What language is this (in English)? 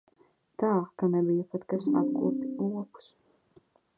Latvian